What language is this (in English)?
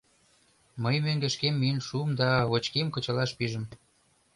Mari